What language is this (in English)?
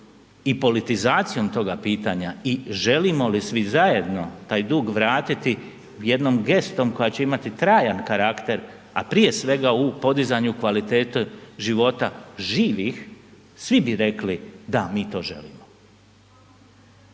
Croatian